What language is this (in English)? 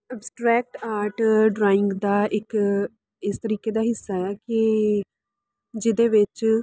Punjabi